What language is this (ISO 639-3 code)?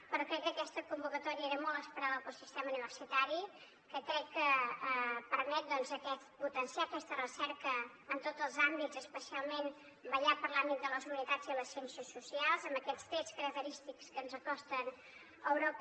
cat